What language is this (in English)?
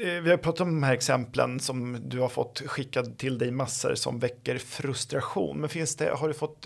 Swedish